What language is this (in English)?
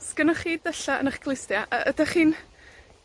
Welsh